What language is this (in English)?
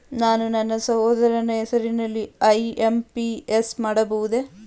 Kannada